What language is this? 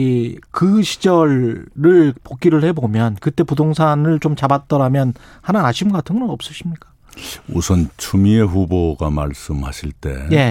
Korean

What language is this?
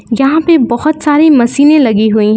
Hindi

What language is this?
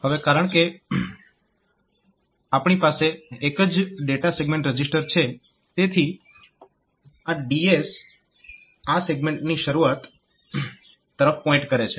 Gujarati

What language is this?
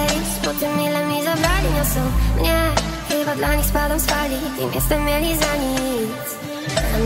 Polish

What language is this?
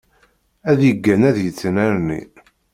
Kabyle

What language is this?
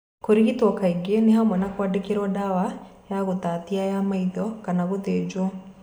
Kikuyu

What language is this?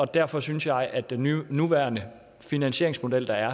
Danish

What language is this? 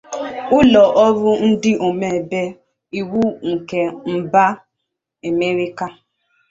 Igbo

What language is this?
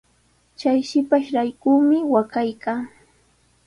Sihuas Ancash Quechua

